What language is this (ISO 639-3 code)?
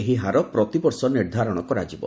ori